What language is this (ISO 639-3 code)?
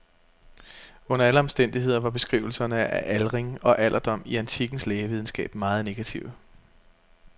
dan